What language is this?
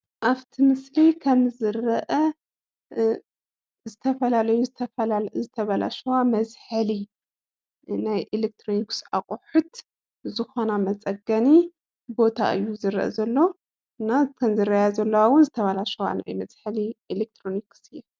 Tigrinya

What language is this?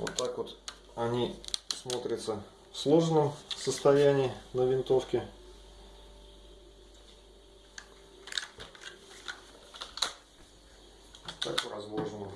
Russian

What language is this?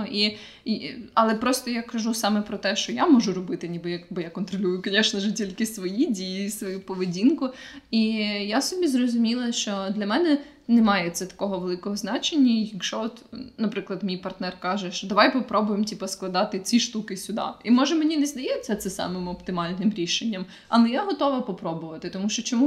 Ukrainian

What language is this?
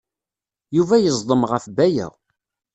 Kabyle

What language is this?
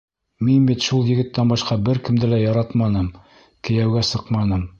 Bashkir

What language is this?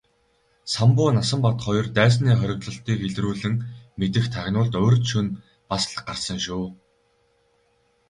Mongolian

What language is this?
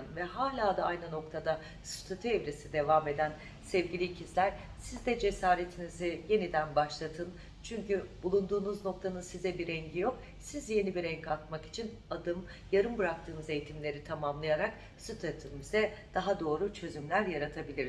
Turkish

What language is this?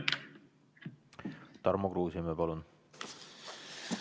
Estonian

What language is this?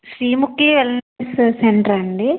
Telugu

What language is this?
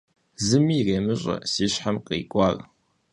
Kabardian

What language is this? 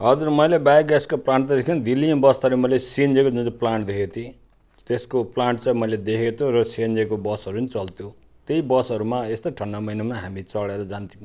Nepali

